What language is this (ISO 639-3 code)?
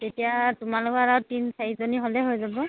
asm